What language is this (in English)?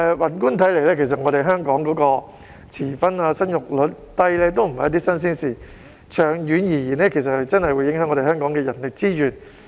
Cantonese